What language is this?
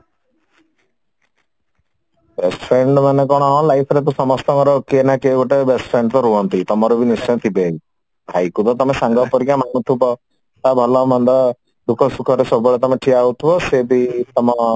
Odia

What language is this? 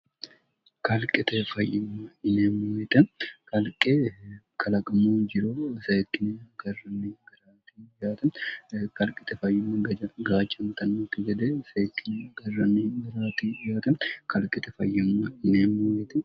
Sidamo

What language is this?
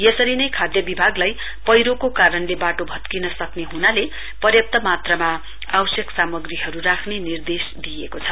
Nepali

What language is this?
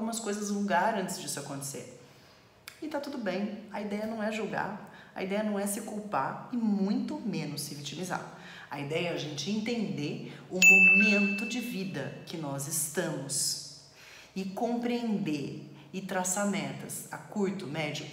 Portuguese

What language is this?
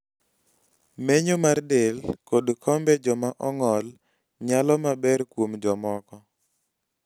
Luo (Kenya and Tanzania)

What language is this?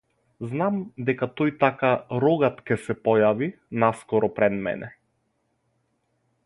Macedonian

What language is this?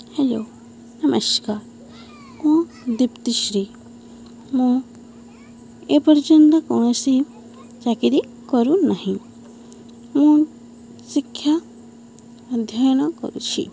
Odia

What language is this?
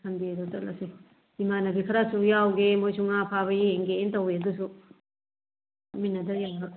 Manipuri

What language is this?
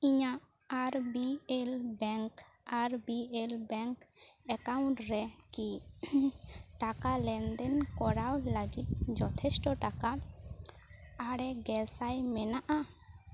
Santali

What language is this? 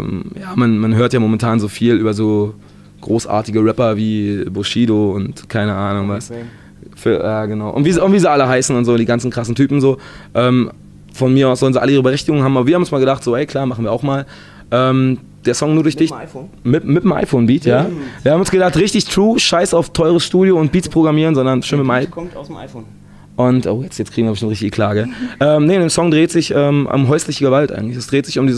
German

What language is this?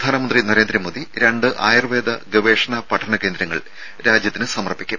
Malayalam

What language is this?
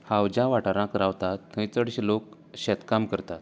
Konkani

